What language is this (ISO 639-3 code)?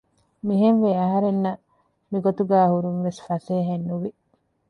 div